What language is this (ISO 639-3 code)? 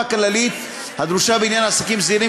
heb